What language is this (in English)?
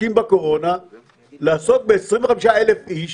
Hebrew